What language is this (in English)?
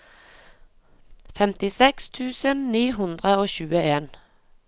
Norwegian